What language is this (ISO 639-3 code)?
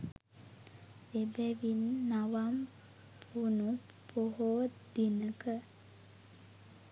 sin